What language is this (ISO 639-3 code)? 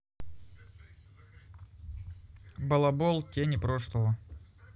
rus